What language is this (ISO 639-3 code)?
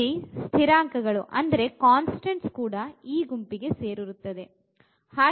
kan